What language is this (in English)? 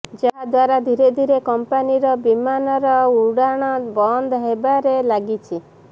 Odia